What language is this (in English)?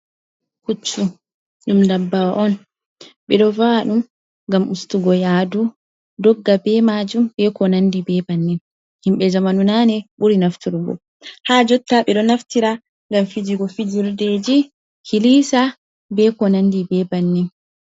Fula